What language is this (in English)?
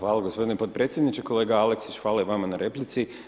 Croatian